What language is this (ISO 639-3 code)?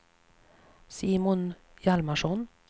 swe